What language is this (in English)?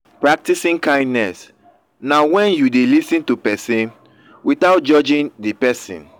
Nigerian Pidgin